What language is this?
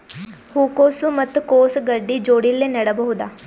Kannada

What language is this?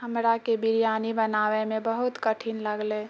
Maithili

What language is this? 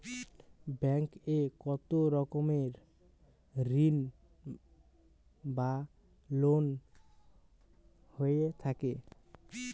Bangla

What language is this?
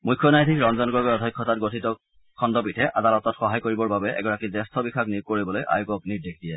Assamese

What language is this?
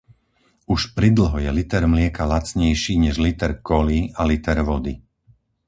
Slovak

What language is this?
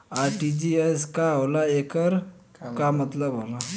Bhojpuri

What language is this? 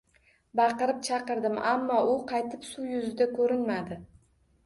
Uzbek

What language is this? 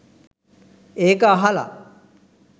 Sinhala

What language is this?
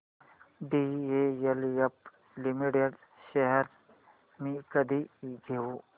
Marathi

